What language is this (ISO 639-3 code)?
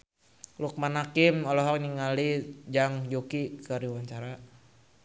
sun